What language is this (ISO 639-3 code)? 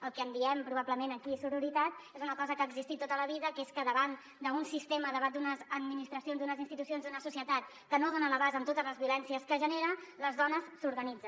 cat